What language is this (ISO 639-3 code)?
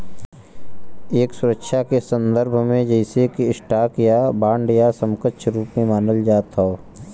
bho